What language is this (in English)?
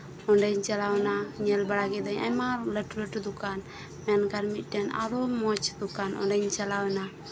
Santali